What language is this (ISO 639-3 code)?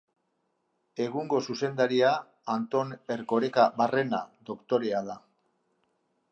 eus